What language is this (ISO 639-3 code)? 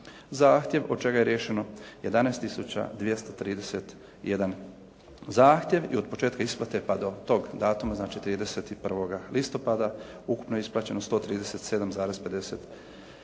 hrv